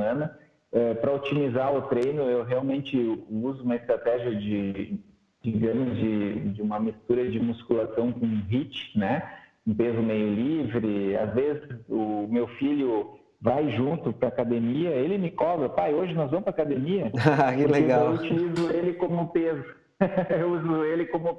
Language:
Portuguese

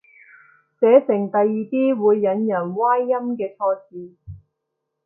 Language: Cantonese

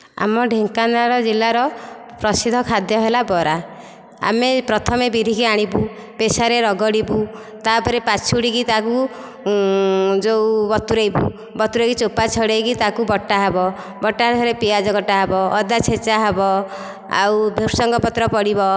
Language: Odia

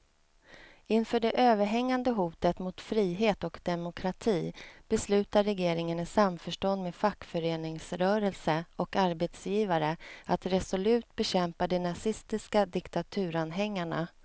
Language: Swedish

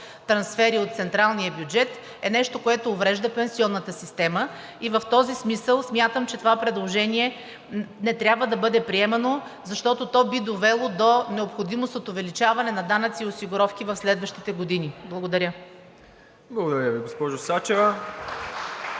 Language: Bulgarian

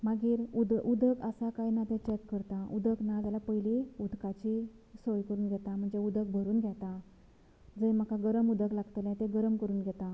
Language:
Konkani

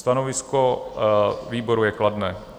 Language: Czech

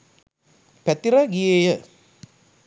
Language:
Sinhala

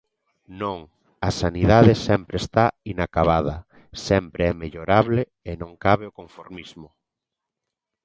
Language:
Galician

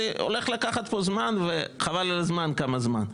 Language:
Hebrew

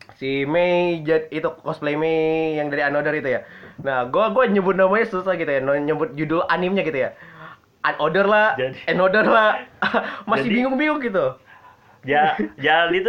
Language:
Indonesian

